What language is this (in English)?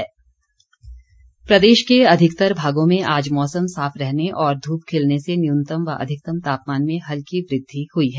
Hindi